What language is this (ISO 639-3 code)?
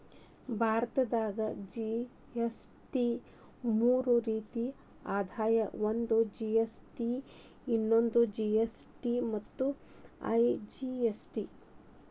kan